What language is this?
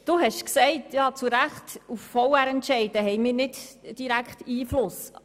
Swiss German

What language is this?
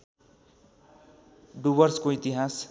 Nepali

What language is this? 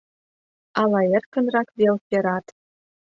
Mari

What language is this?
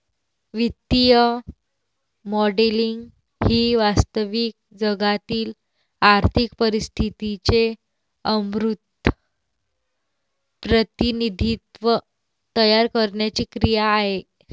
Marathi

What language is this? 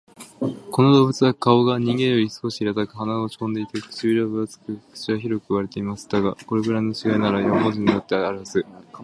Japanese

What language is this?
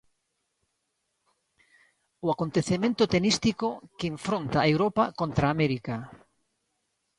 Galician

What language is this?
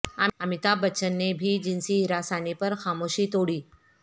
Urdu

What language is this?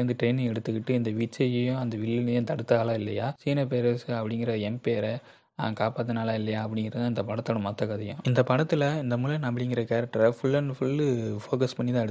Hindi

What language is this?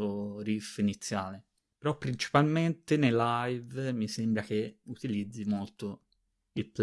Italian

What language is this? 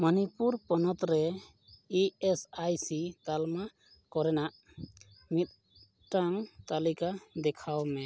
Santali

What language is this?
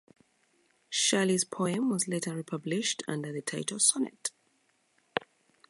English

